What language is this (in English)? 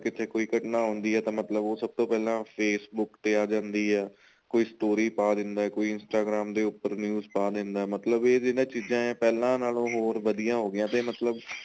Punjabi